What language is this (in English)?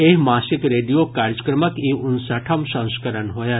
Maithili